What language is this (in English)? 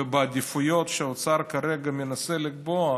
Hebrew